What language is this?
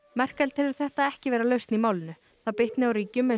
Icelandic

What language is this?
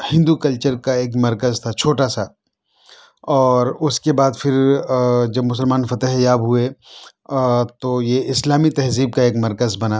Urdu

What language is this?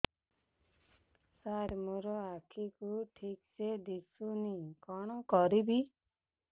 Odia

